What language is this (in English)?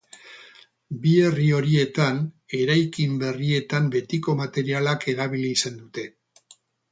Basque